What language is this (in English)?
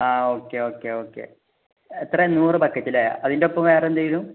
Malayalam